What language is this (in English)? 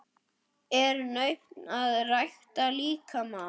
Icelandic